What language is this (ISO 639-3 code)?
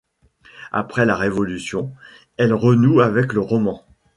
fra